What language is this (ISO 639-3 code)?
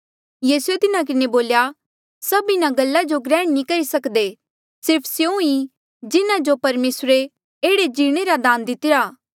mjl